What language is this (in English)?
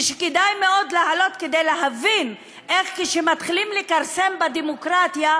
Hebrew